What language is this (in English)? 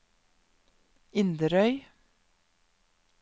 Norwegian